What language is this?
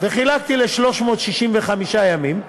Hebrew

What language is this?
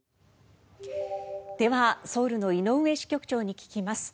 Japanese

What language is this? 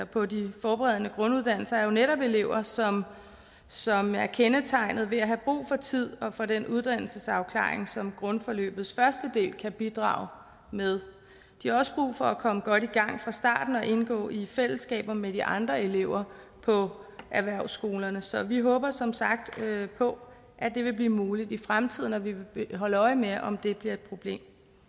Danish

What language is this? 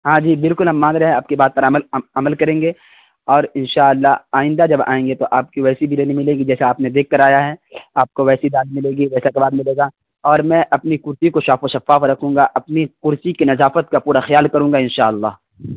Urdu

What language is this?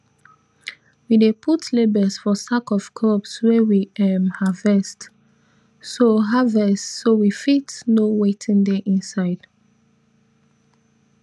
Nigerian Pidgin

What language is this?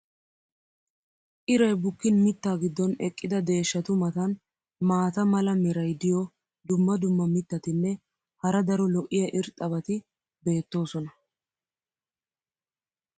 Wolaytta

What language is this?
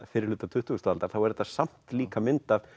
Icelandic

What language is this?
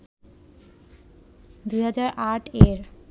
Bangla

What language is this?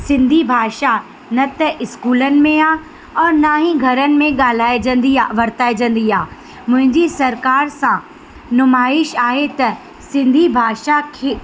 Sindhi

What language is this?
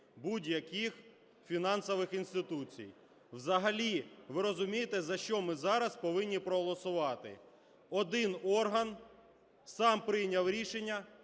Ukrainian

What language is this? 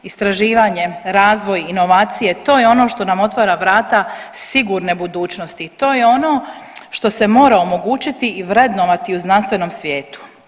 Croatian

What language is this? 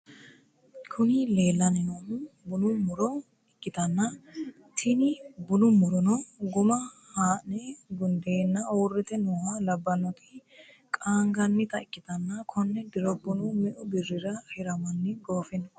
Sidamo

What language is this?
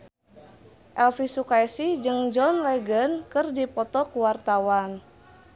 Sundanese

